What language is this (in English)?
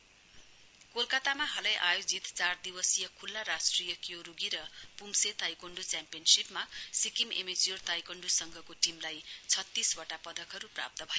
Nepali